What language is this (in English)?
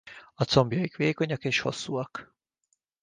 Hungarian